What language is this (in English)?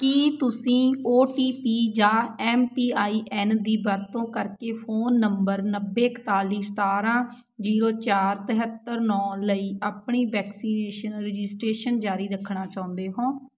Punjabi